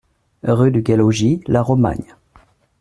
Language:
French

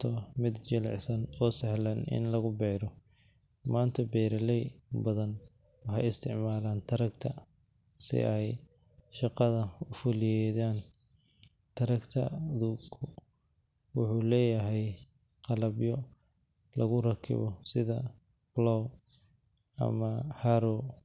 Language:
Somali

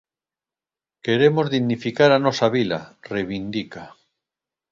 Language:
Galician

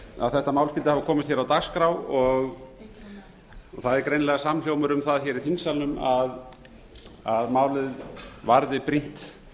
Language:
Icelandic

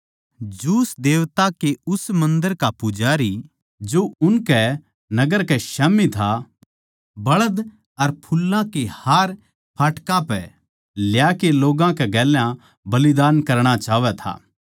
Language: Haryanvi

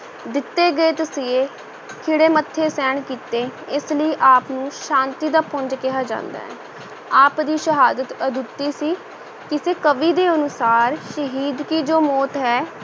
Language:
Punjabi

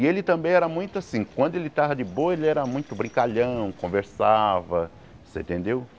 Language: Portuguese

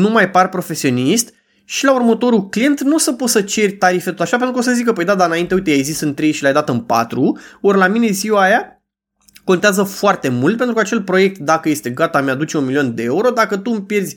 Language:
Romanian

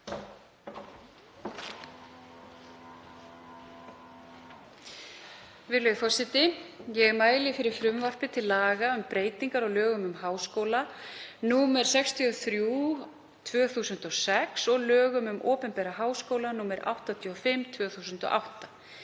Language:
Icelandic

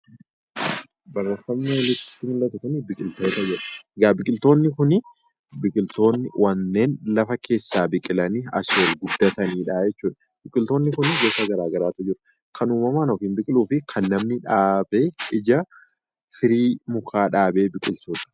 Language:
Oromo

